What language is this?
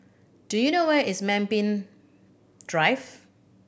English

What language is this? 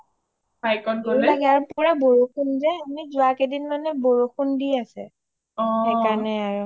Assamese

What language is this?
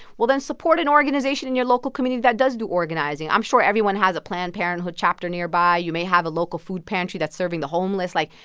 English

